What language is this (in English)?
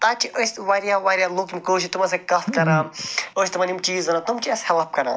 Kashmiri